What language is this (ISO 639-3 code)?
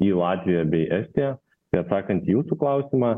lit